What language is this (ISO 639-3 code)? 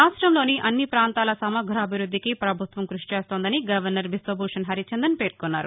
tel